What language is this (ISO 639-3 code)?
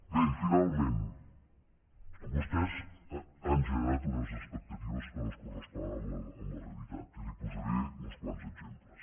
cat